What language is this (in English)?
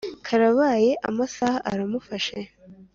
Kinyarwanda